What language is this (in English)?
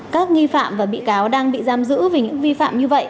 Vietnamese